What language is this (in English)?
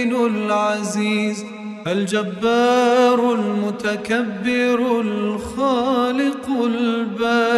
Arabic